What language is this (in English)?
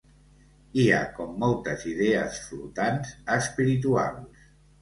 Catalan